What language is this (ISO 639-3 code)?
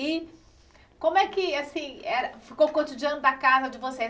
por